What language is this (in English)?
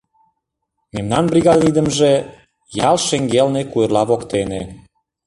Mari